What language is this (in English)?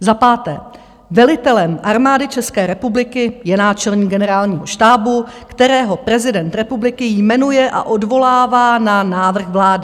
Czech